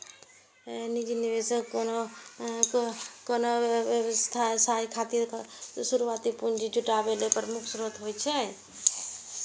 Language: Maithili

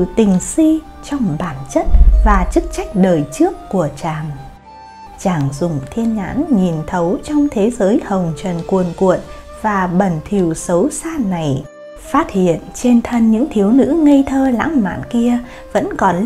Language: Vietnamese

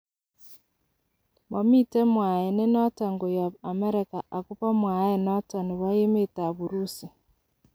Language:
Kalenjin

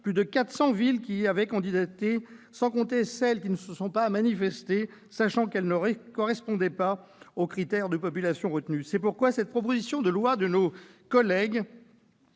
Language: French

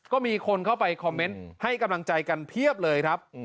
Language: Thai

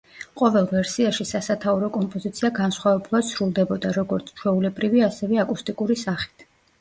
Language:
Georgian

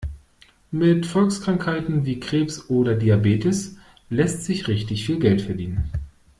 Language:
German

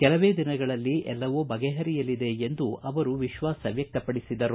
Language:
Kannada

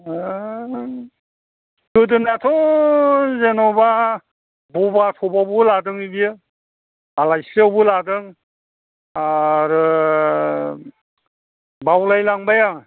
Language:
Bodo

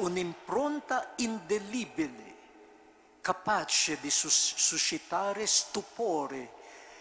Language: Italian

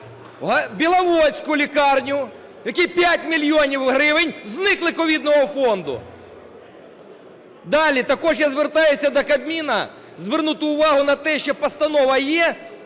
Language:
Ukrainian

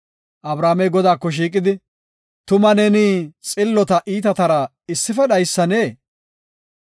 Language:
Gofa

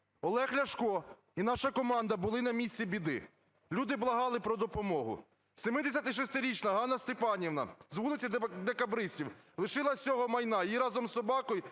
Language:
Ukrainian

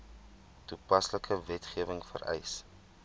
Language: Afrikaans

